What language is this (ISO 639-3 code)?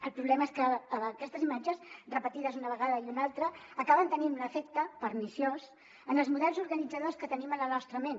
cat